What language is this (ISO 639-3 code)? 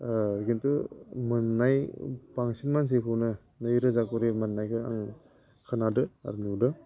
brx